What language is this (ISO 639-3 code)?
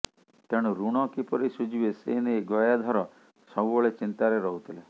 ori